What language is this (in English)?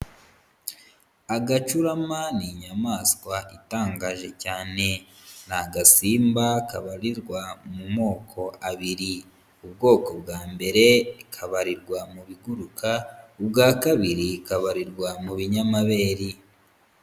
Kinyarwanda